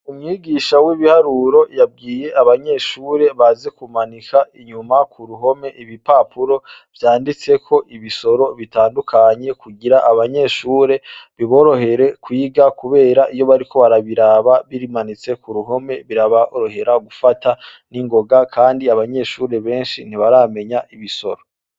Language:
Rundi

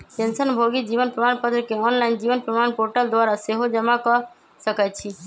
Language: Magahi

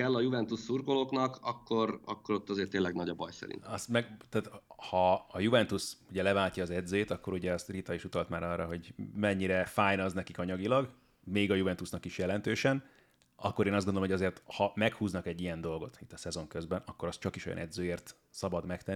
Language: Hungarian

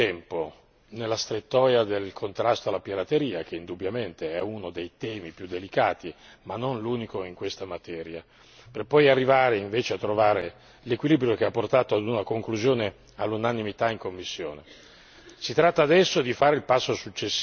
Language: Italian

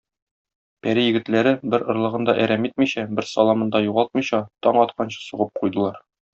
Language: Tatar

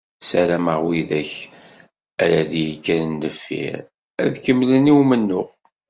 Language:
Kabyle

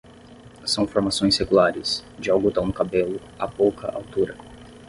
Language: Portuguese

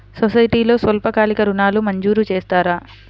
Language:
Telugu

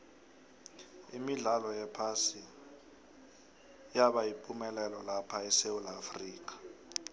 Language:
South Ndebele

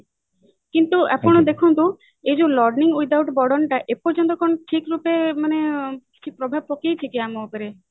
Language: Odia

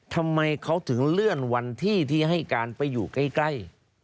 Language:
Thai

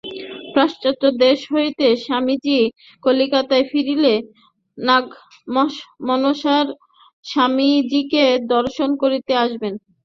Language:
Bangla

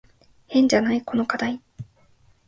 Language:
Japanese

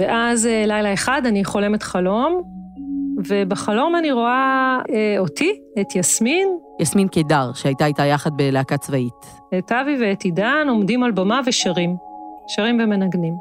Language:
Hebrew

